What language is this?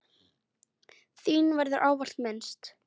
Icelandic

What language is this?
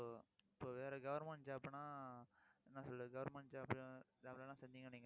Tamil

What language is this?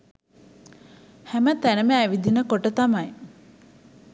Sinhala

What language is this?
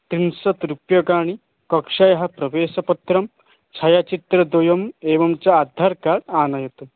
Sanskrit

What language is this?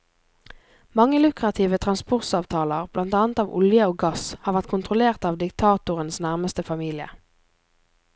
Norwegian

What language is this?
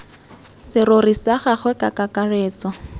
Tswana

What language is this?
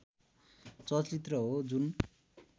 Nepali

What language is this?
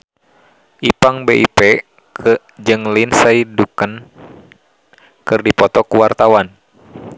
Sundanese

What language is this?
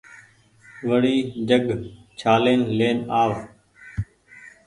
Goaria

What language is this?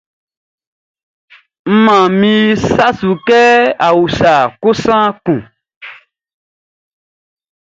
Baoulé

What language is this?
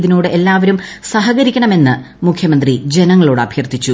Malayalam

